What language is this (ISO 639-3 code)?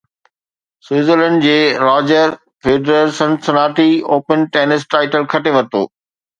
snd